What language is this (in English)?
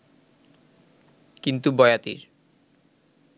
Bangla